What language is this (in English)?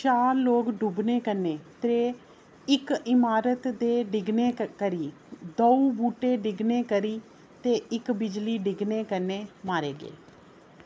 Dogri